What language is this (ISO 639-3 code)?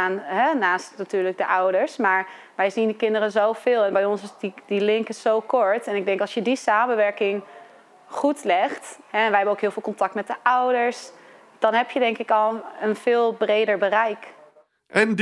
nld